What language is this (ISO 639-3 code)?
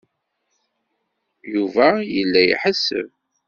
kab